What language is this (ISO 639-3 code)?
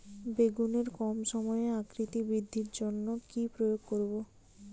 ben